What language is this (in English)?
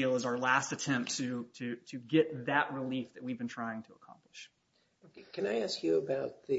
English